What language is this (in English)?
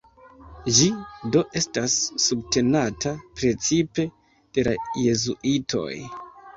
Esperanto